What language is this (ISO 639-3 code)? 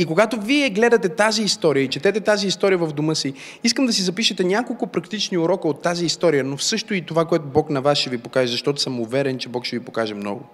bul